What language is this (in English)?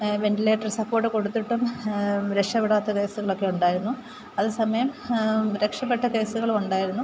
Malayalam